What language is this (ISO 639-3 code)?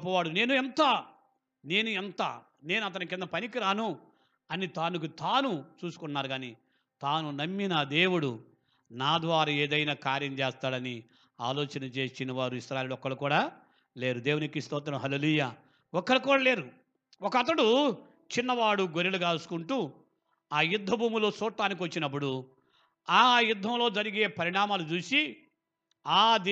tel